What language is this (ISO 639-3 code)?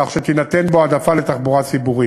heb